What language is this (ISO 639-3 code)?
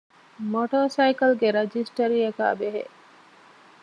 div